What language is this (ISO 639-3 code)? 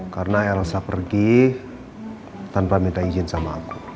ind